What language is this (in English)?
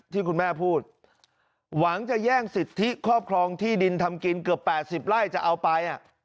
Thai